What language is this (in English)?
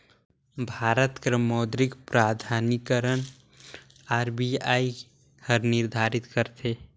Chhattisgarhi